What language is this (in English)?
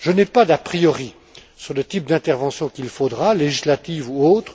French